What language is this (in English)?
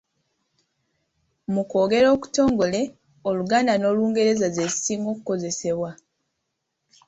Ganda